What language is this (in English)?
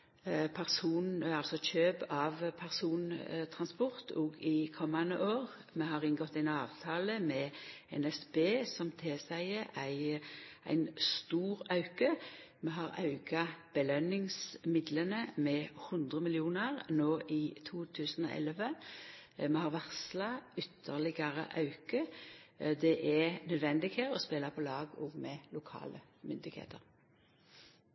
Norwegian Nynorsk